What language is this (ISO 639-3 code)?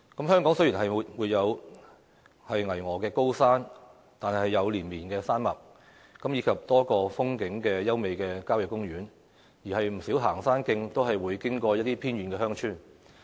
yue